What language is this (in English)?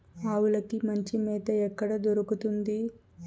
Telugu